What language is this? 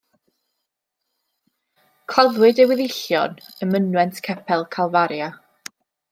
Welsh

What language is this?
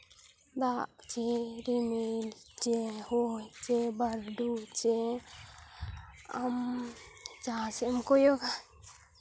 Santali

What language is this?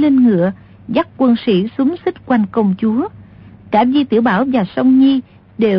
Vietnamese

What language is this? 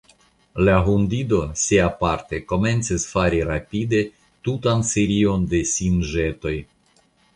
Esperanto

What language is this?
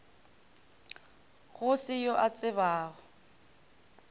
Northern Sotho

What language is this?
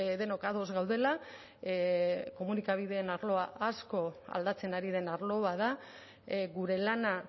Basque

